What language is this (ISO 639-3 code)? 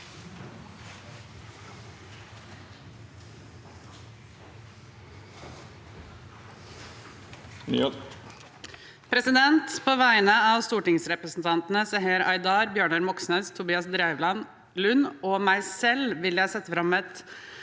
nor